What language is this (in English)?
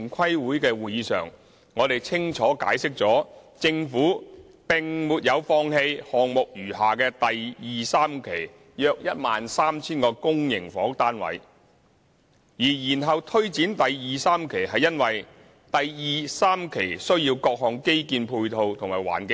Cantonese